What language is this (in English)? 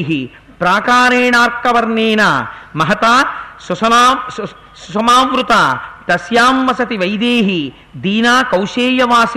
Telugu